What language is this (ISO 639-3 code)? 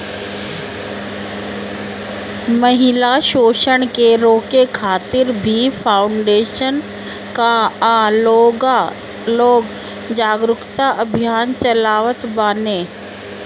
bho